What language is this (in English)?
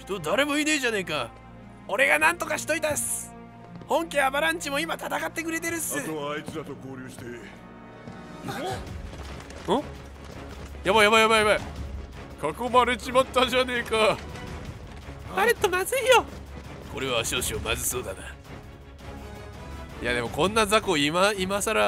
Japanese